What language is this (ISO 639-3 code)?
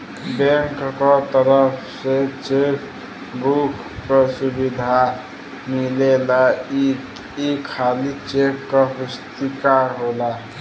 bho